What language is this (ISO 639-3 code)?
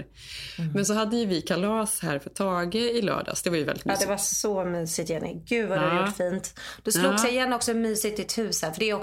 swe